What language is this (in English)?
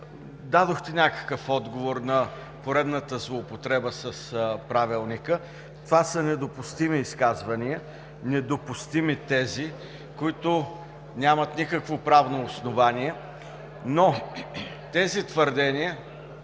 Bulgarian